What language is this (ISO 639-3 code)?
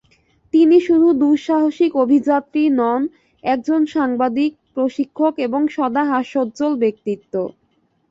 ben